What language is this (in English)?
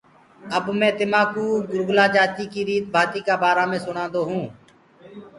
Gurgula